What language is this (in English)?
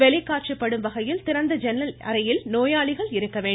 Tamil